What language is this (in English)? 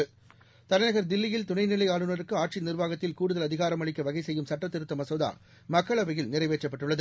Tamil